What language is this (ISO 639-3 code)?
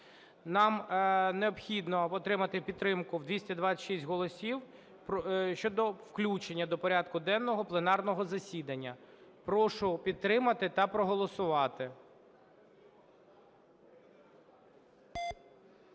ukr